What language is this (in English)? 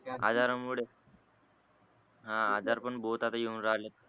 Marathi